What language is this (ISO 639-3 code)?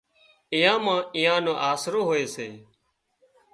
kxp